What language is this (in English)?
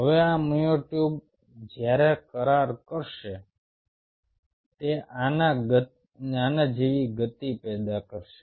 Gujarati